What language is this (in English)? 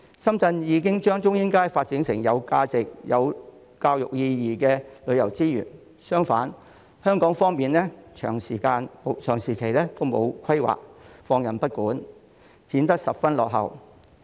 Cantonese